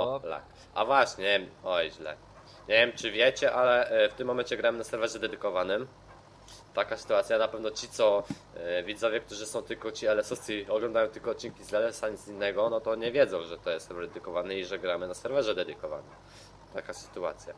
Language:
Polish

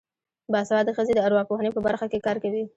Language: Pashto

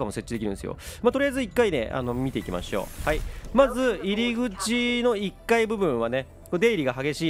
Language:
Japanese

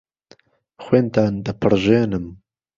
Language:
Central Kurdish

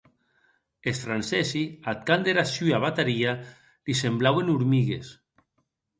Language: Occitan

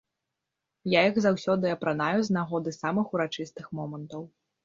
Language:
Belarusian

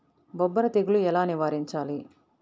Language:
Telugu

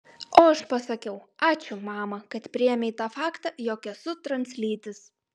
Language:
Lithuanian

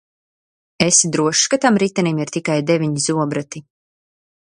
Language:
Latvian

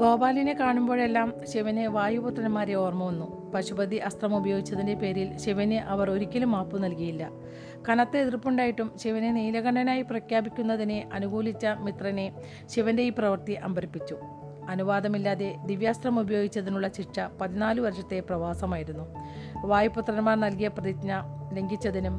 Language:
Malayalam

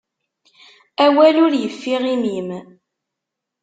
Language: Kabyle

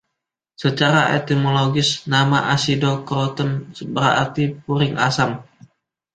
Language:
Indonesian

